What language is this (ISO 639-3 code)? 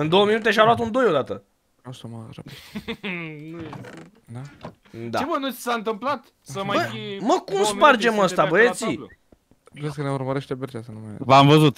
ron